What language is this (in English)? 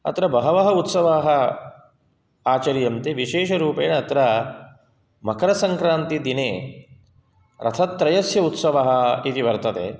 Sanskrit